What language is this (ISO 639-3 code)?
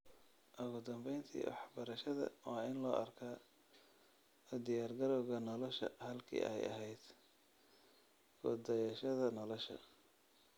som